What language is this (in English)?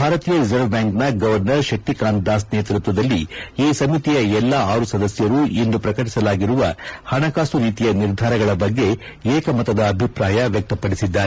Kannada